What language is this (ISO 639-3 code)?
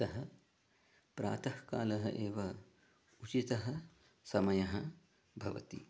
san